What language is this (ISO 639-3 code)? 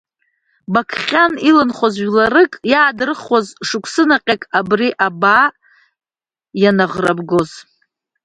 abk